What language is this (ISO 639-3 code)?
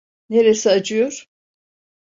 tur